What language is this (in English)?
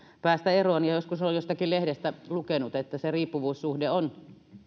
Finnish